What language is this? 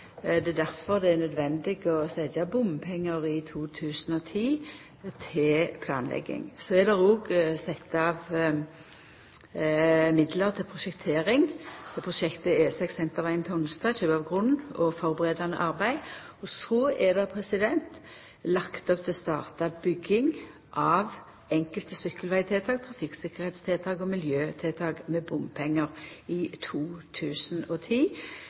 Norwegian Nynorsk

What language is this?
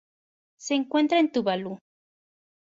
Spanish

